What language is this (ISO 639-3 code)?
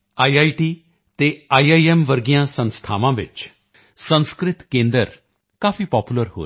pan